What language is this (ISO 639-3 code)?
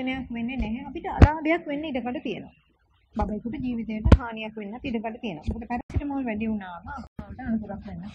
tha